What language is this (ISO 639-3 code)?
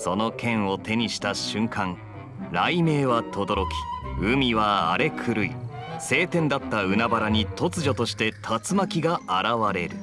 jpn